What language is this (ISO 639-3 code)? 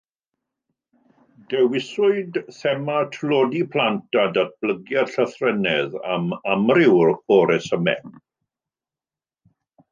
cym